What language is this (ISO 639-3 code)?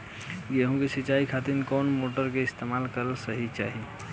bho